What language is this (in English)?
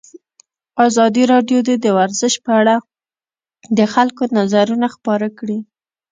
Pashto